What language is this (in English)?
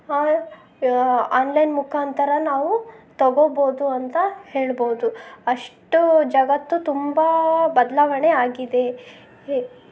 Kannada